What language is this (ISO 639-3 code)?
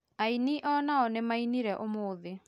kik